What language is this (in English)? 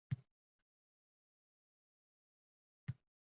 Uzbek